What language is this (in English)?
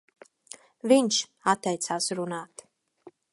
Latvian